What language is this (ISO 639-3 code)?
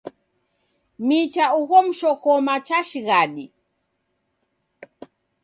dav